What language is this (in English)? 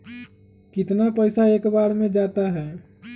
Magahi